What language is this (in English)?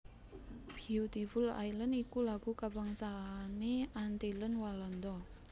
Javanese